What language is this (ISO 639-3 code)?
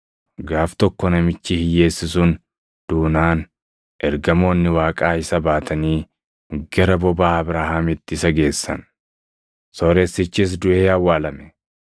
orm